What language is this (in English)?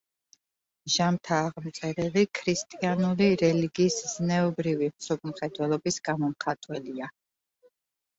Georgian